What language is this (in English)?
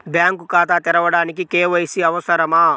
Telugu